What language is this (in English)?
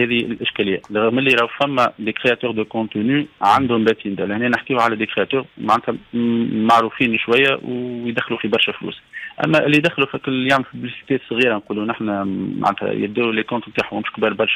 Arabic